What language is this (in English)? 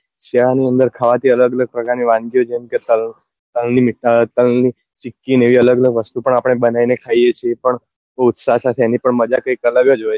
Gujarati